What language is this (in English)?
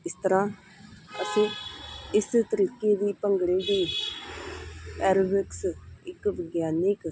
Punjabi